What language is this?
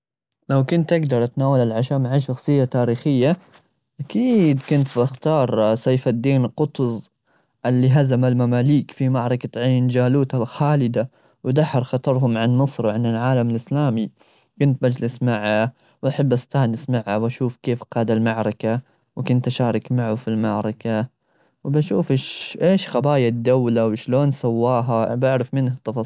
Gulf Arabic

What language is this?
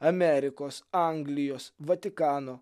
Lithuanian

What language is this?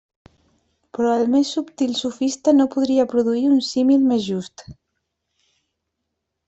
Catalan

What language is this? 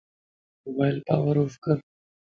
Lasi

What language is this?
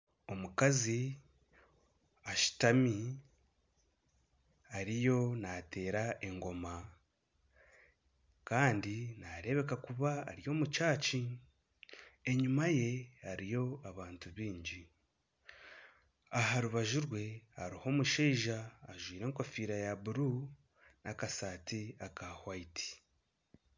Nyankole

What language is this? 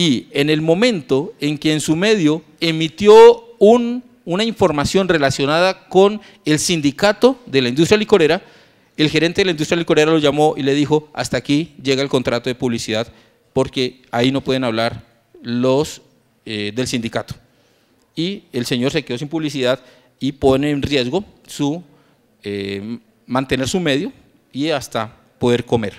Spanish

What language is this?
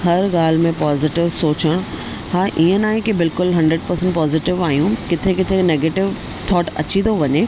Sindhi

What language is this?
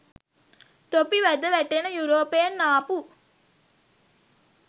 Sinhala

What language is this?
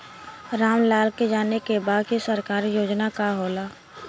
Bhojpuri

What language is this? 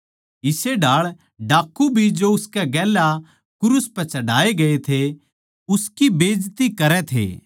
Haryanvi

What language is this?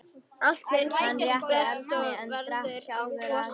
Icelandic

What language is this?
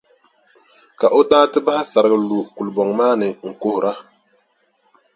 Dagbani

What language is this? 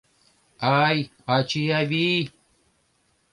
Mari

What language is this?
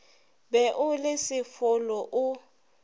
Northern Sotho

